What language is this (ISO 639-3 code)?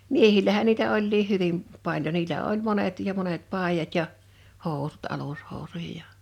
fin